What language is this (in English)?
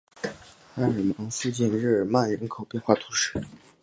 Chinese